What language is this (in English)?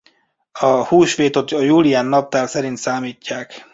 Hungarian